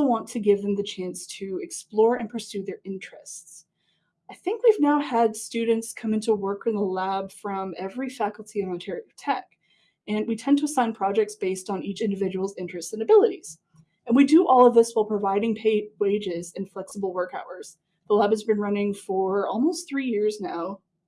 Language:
English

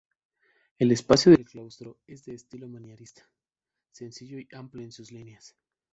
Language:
Spanish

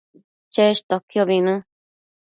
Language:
Matsés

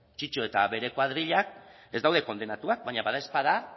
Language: Basque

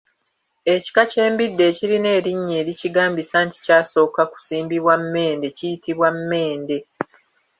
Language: Ganda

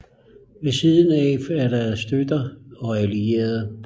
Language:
Danish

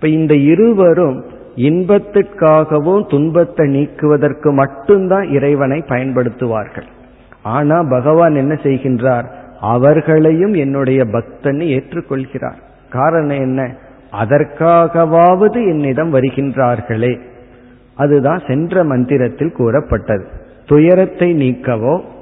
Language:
Tamil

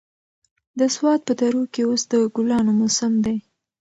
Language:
Pashto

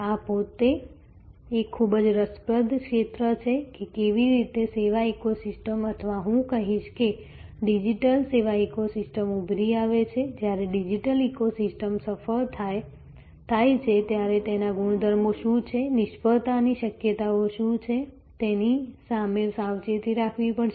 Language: Gujarati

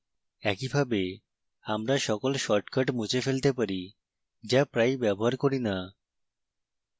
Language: Bangla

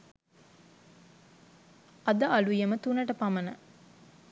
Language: Sinhala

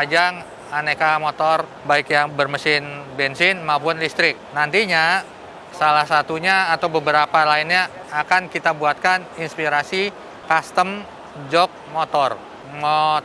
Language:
Indonesian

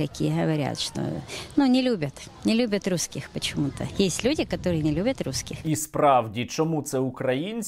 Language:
Ukrainian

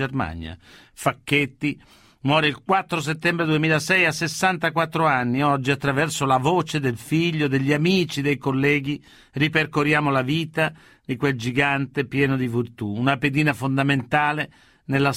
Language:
Italian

